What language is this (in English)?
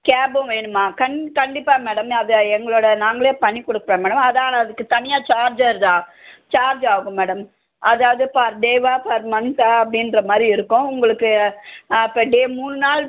Tamil